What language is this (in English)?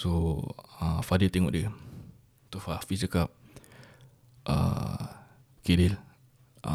Malay